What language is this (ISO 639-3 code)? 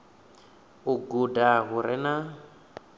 ven